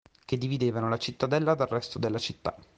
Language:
Italian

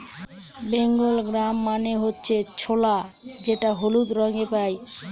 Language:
Bangla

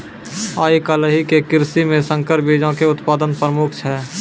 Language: Maithili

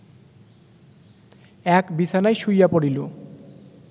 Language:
Bangla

